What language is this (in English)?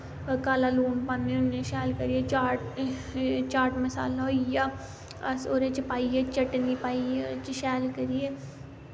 Dogri